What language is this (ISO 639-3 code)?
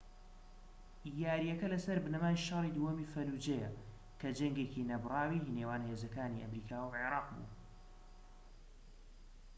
ckb